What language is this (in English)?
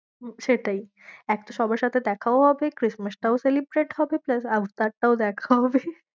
Bangla